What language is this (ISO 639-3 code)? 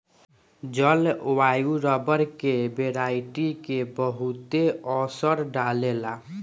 bho